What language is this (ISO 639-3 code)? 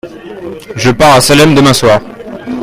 fra